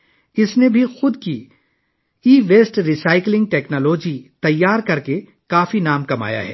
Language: Urdu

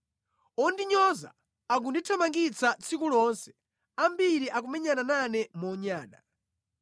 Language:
Nyanja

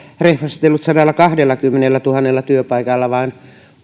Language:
Finnish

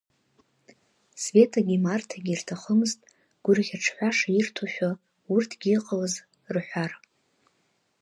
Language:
Abkhazian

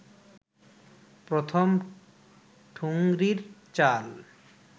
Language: Bangla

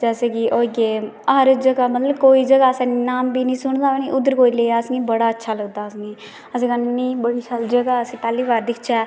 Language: Dogri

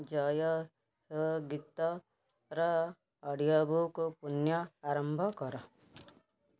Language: Odia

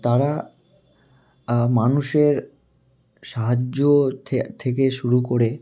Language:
Bangla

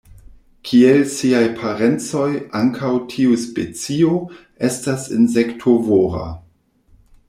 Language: Esperanto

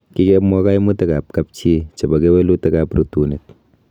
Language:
Kalenjin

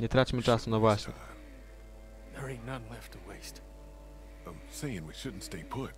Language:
Polish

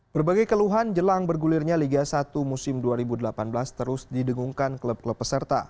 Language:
Indonesian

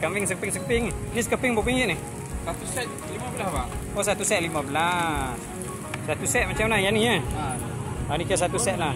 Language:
Malay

